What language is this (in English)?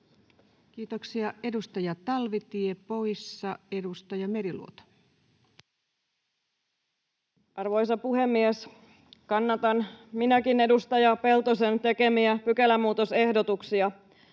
Finnish